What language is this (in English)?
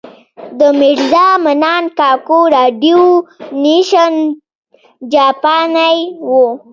Pashto